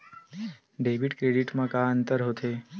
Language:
Chhattisgarhi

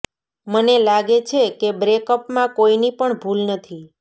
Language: Gujarati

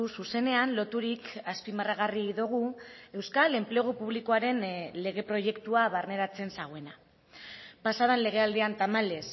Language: Basque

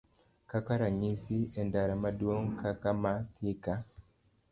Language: Luo (Kenya and Tanzania)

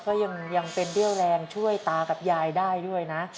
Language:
Thai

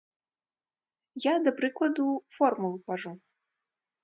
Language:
Belarusian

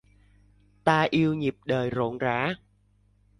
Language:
Vietnamese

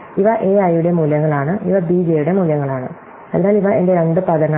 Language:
Malayalam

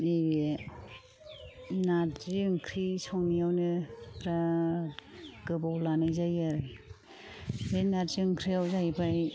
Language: Bodo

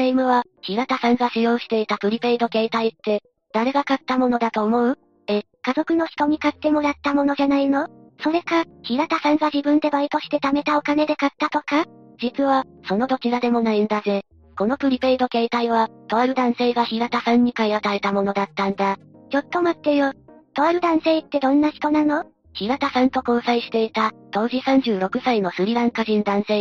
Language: Japanese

